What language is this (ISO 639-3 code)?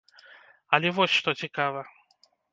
bel